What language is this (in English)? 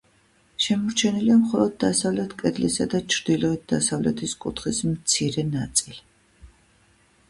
Georgian